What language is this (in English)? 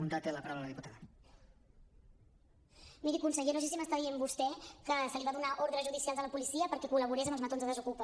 Catalan